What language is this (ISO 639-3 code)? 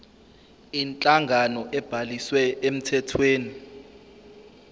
zul